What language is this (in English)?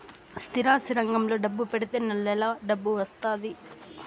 Telugu